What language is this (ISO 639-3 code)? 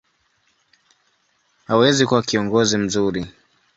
swa